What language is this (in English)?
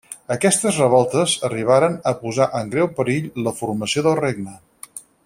Catalan